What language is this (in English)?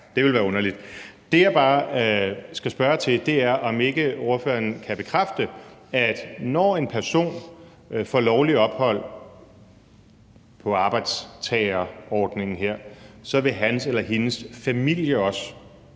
Danish